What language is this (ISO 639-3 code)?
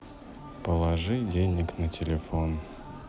rus